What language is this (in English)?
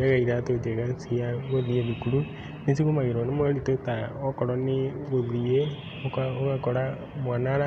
Kikuyu